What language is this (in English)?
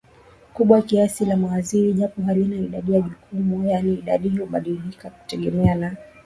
Swahili